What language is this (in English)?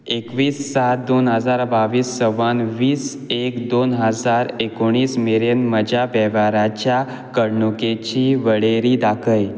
Konkani